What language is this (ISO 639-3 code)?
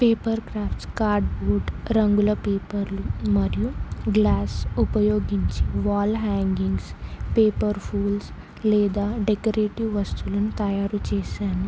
tel